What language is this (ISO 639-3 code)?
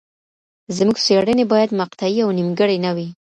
pus